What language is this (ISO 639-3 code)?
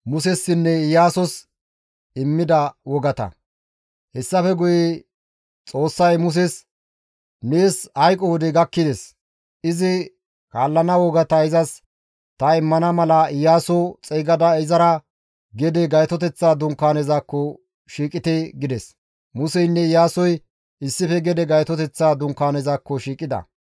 gmv